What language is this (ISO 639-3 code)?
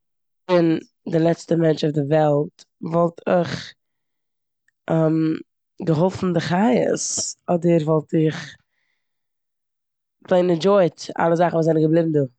yid